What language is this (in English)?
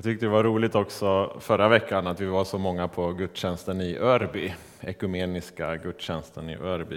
Swedish